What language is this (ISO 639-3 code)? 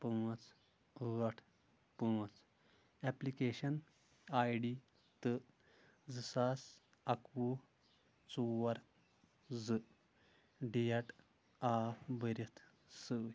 kas